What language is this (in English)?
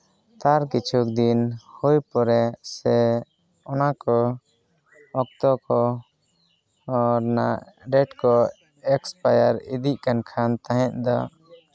Santali